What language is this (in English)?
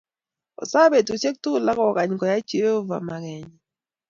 Kalenjin